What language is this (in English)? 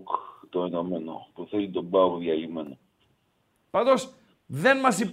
Greek